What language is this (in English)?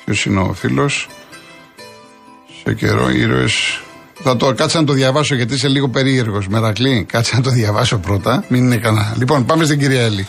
Greek